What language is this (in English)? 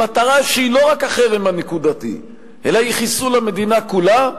Hebrew